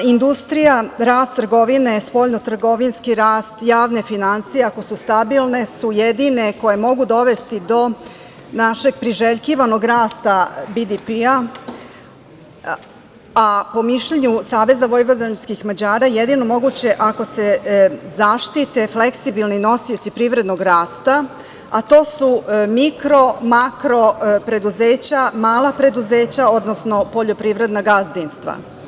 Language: Serbian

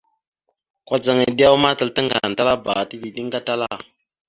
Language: Mada (Cameroon)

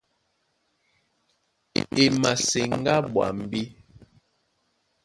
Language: Duala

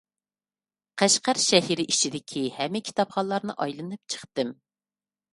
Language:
Uyghur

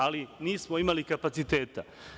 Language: Serbian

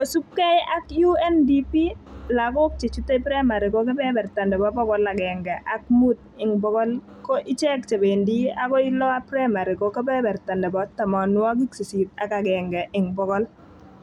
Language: Kalenjin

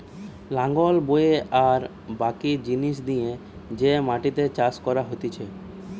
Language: Bangla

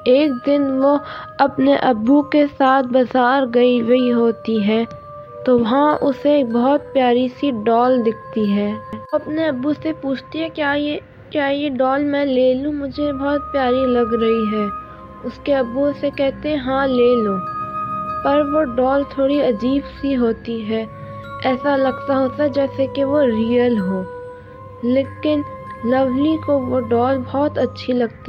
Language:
Urdu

